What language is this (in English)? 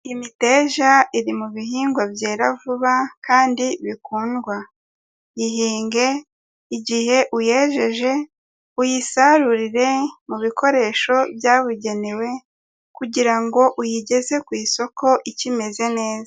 Kinyarwanda